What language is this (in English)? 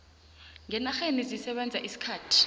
South Ndebele